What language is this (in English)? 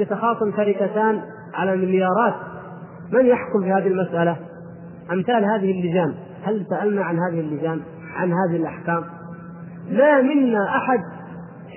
Arabic